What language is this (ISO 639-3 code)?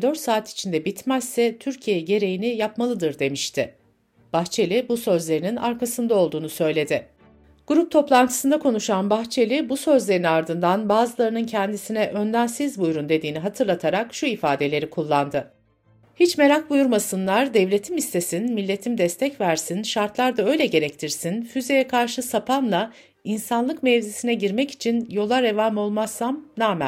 tur